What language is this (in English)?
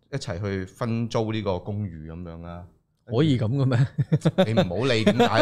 Chinese